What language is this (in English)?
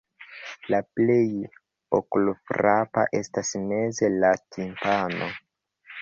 Esperanto